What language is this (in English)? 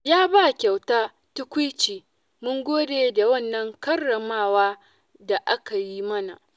Hausa